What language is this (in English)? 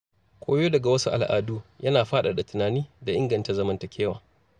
Hausa